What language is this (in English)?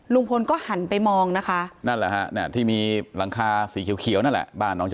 Thai